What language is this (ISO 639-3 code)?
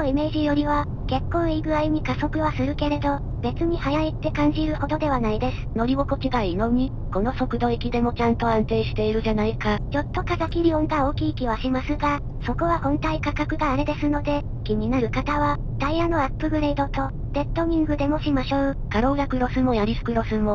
jpn